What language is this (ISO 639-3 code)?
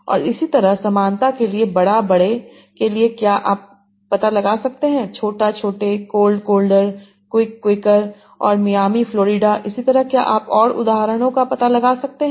hin